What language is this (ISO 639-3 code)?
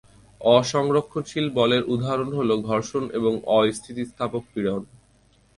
ben